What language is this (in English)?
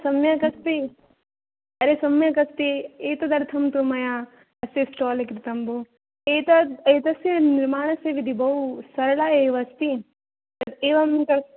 Sanskrit